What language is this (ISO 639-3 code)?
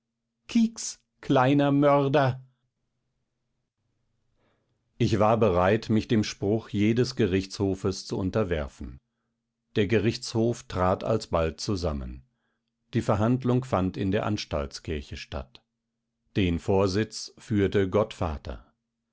deu